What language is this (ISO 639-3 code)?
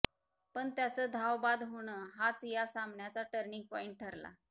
mar